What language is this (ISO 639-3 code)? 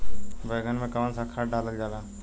bho